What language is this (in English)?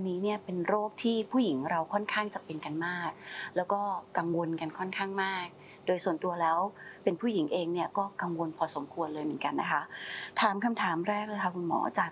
Thai